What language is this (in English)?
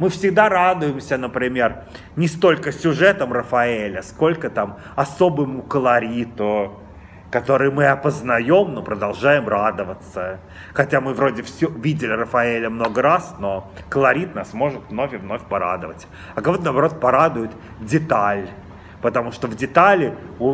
Russian